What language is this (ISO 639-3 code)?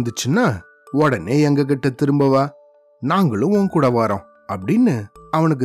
tam